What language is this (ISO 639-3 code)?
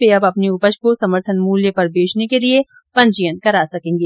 hin